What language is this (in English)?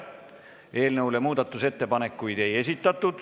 Estonian